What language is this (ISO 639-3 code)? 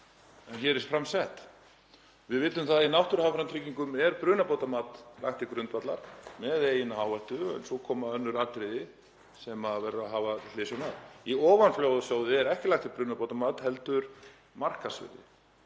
isl